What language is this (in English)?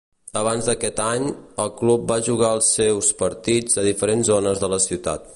Catalan